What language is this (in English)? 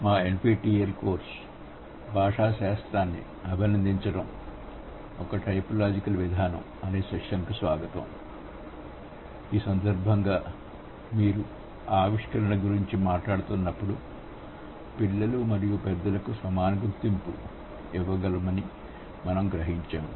Telugu